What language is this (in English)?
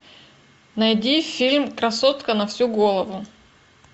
Russian